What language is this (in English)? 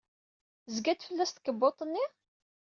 Kabyle